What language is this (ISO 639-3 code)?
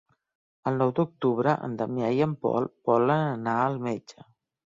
cat